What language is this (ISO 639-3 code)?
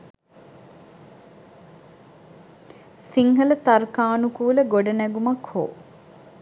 sin